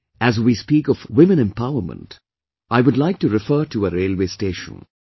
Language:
English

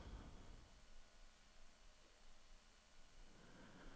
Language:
Norwegian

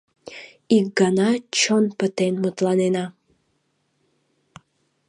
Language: Mari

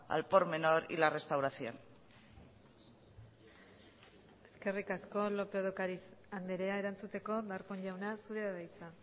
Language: Basque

